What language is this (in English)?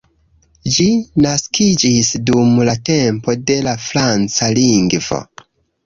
Esperanto